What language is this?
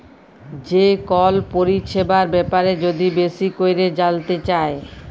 Bangla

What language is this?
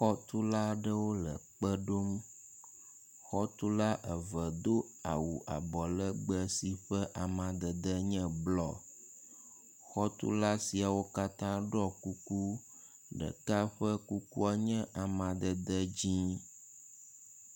Ewe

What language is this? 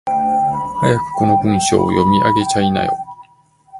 Japanese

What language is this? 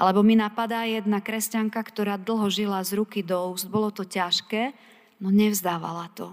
Slovak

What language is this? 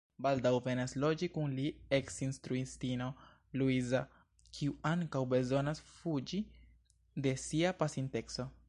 Esperanto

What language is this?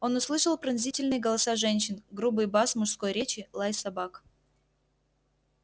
Russian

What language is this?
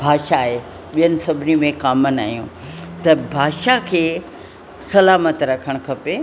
Sindhi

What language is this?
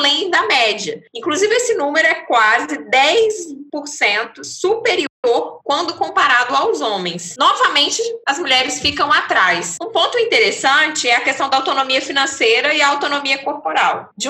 Portuguese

